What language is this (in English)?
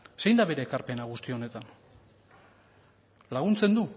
Basque